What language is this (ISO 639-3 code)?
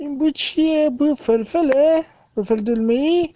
rus